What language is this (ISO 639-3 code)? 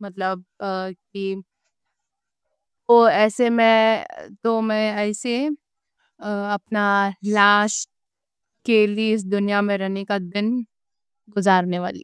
dcc